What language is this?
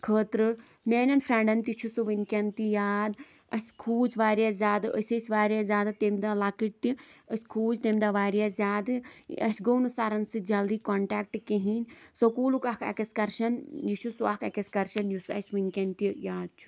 Kashmiri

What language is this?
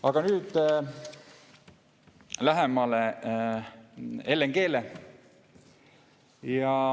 Estonian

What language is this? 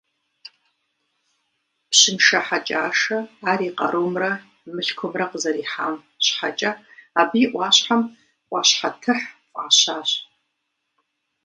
Kabardian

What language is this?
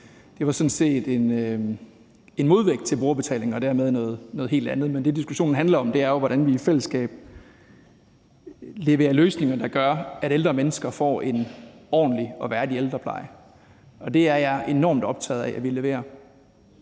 Danish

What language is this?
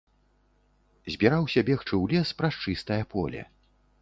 Belarusian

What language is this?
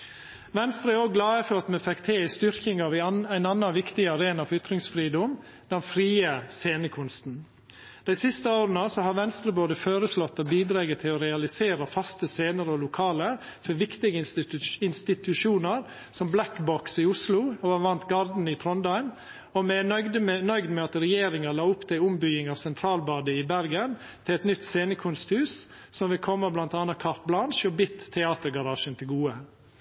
Norwegian Nynorsk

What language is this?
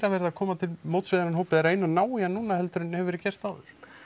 Icelandic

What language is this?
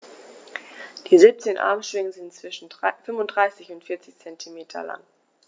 German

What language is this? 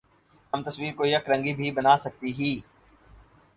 Urdu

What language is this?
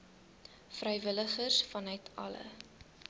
Afrikaans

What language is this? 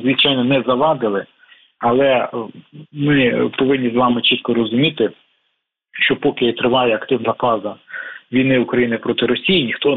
Ukrainian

